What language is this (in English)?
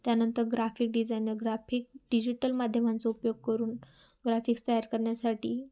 Marathi